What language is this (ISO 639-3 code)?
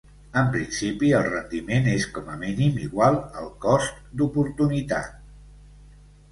cat